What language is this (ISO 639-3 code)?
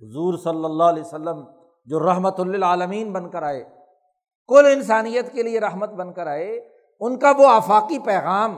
urd